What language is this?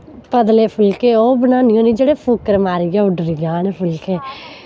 Dogri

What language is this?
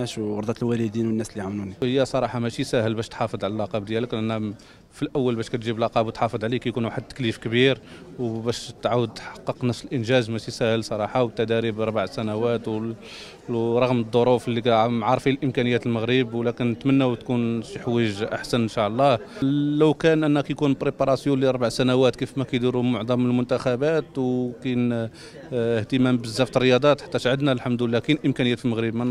Arabic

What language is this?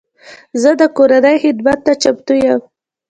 Pashto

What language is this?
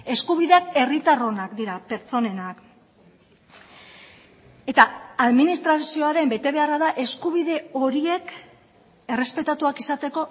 Basque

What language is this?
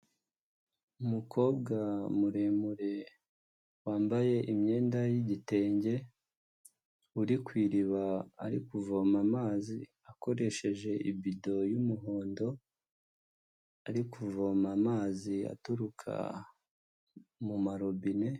Kinyarwanda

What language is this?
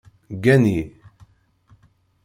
Kabyle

